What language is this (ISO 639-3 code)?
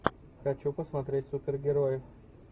rus